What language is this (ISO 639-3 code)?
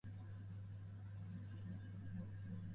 uzb